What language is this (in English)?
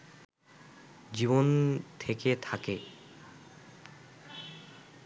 Bangla